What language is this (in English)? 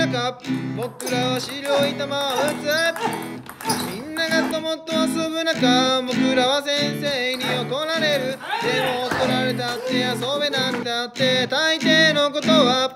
Korean